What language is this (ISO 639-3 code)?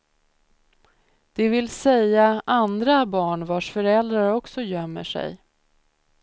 swe